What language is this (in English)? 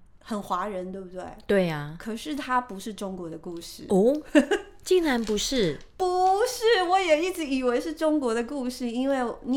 Chinese